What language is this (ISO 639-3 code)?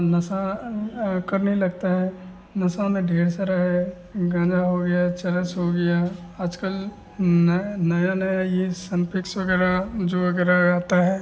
hin